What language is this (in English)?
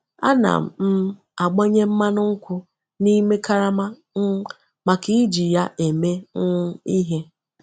Igbo